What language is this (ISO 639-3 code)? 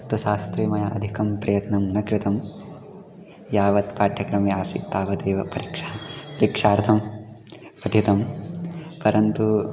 san